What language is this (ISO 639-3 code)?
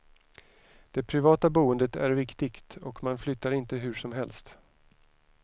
swe